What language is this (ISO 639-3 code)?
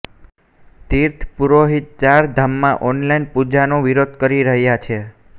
guj